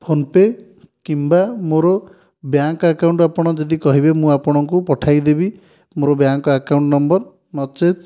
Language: Odia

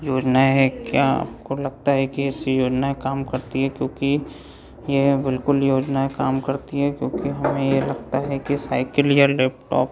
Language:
Hindi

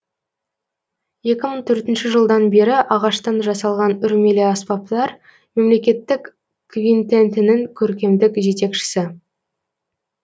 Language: Kazakh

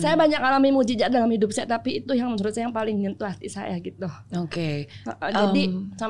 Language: Indonesian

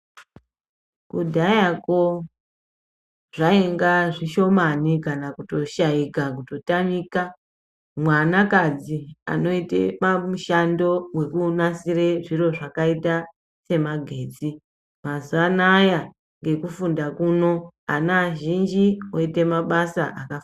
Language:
Ndau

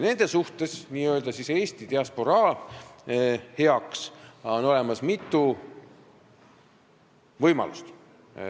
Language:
Estonian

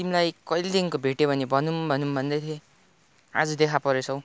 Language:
Nepali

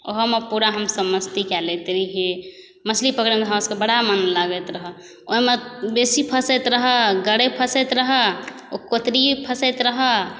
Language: Maithili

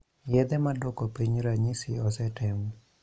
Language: Luo (Kenya and Tanzania)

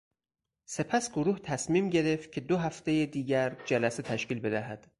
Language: Persian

